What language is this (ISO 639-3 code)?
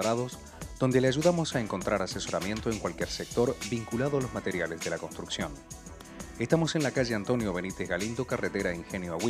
spa